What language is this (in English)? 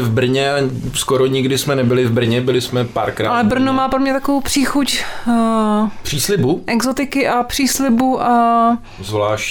Czech